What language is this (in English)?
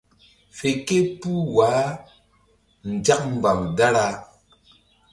Mbum